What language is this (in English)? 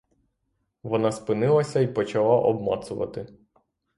Ukrainian